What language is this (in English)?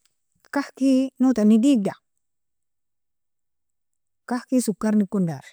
Nobiin